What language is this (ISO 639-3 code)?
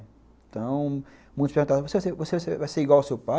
por